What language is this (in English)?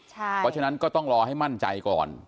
Thai